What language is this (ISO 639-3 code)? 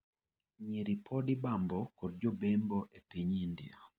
luo